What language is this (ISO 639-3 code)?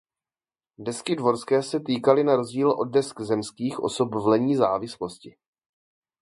ces